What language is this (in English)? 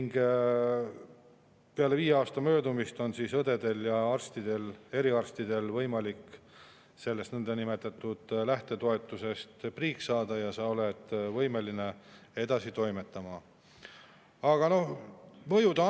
Estonian